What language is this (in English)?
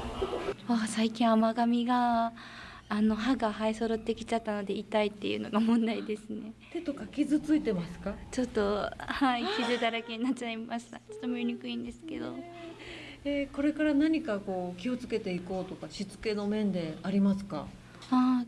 Japanese